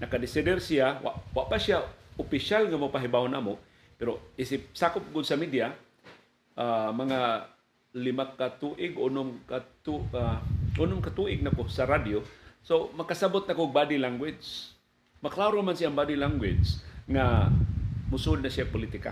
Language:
Filipino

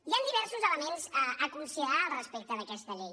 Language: Catalan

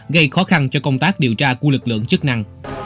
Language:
Vietnamese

